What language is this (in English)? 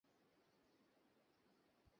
Bangla